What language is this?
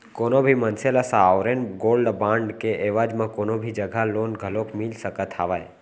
Chhattisgarhi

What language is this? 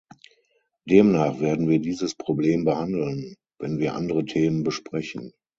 German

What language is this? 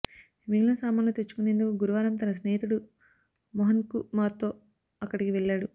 Telugu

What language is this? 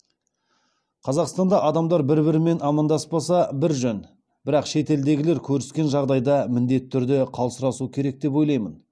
Kazakh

